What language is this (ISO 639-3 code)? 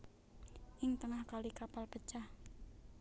jav